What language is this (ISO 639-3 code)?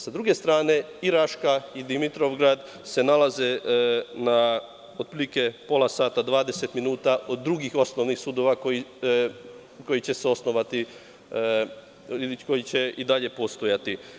srp